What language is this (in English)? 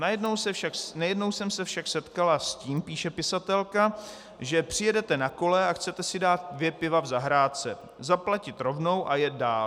Czech